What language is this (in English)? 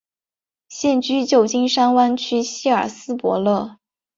Chinese